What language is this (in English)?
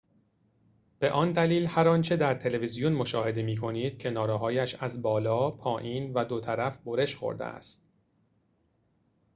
Persian